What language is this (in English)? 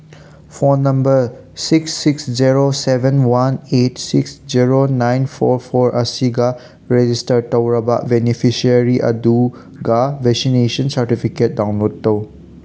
Manipuri